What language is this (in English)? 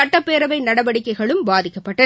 Tamil